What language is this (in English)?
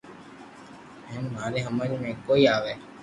Loarki